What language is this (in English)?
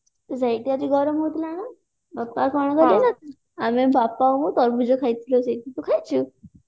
Odia